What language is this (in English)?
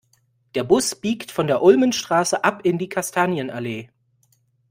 German